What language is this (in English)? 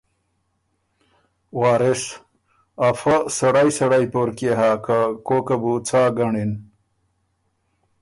Ormuri